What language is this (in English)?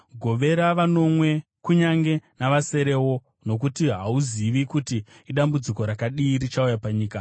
Shona